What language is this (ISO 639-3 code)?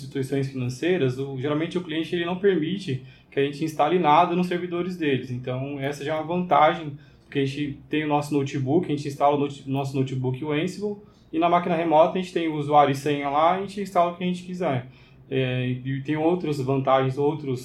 por